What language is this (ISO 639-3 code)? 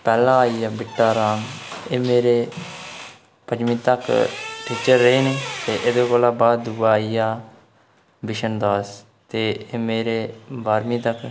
doi